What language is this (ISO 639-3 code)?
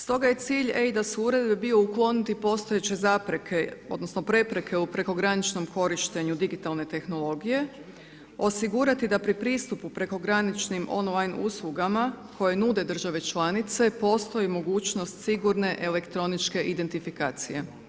hrv